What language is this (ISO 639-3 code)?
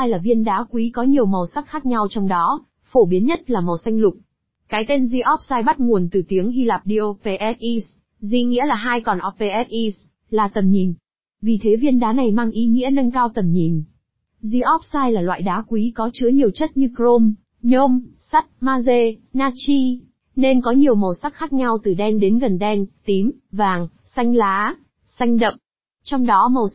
vie